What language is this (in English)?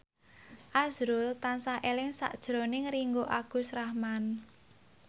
Javanese